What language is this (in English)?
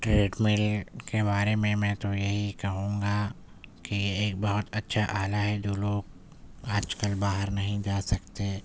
Urdu